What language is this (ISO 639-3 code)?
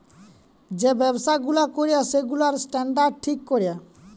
ben